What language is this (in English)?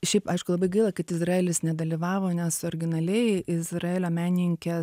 Lithuanian